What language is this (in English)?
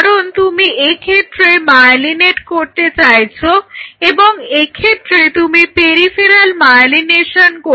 Bangla